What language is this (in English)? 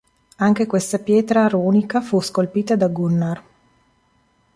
Italian